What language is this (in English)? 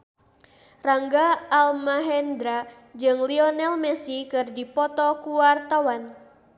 Sundanese